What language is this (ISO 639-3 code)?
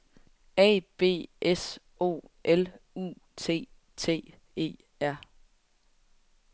dan